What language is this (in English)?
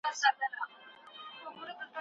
Pashto